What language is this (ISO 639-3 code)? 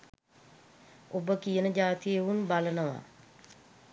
sin